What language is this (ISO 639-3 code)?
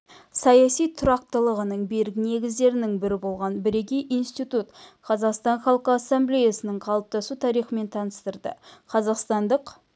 kaz